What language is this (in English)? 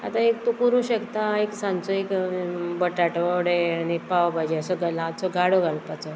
Konkani